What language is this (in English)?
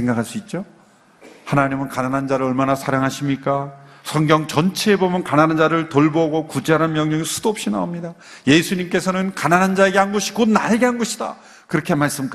Korean